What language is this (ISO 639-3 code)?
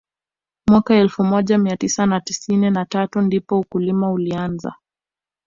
swa